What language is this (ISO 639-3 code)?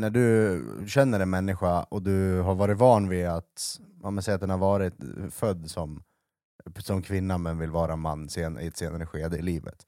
swe